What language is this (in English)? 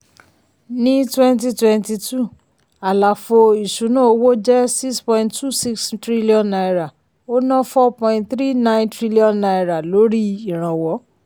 Yoruba